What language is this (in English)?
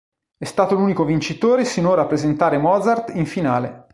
Italian